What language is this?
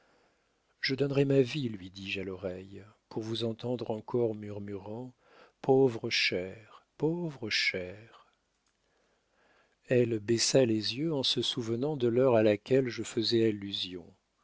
French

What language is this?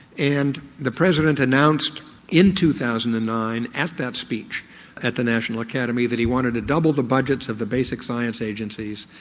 English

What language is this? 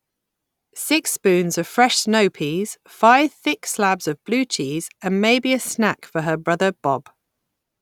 English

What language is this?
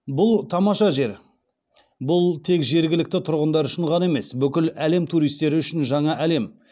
Kazakh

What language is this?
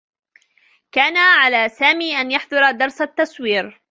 Arabic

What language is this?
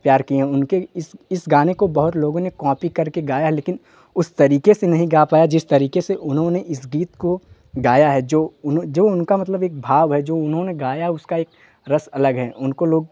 Hindi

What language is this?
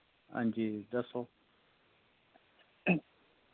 Dogri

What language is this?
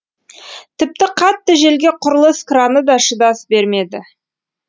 Kazakh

